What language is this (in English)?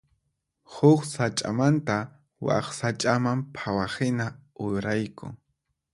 Puno Quechua